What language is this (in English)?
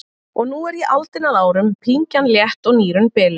Icelandic